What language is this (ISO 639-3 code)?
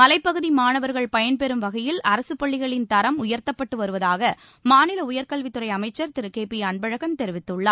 tam